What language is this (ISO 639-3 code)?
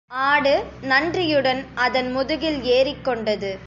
tam